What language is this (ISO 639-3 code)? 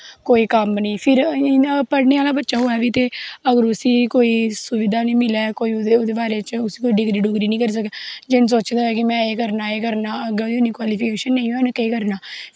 doi